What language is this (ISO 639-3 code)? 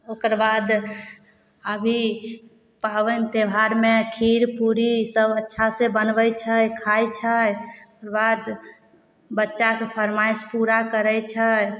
mai